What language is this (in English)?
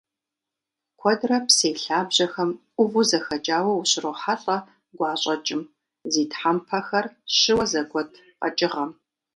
Kabardian